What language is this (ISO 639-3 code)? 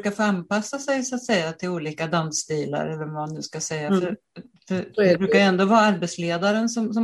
swe